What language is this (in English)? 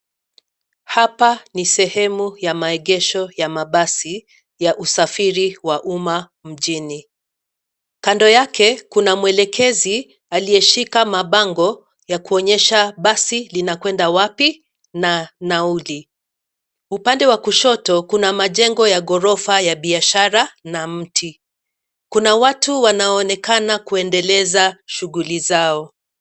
Swahili